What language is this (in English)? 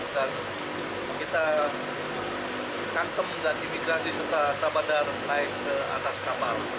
Indonesian